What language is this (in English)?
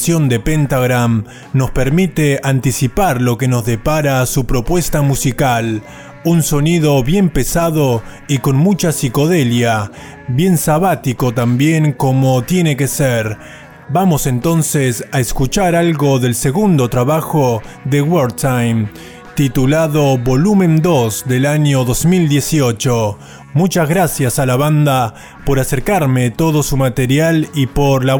Spanish